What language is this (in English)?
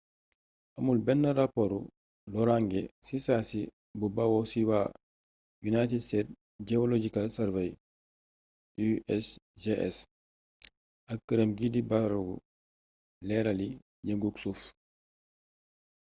Wolof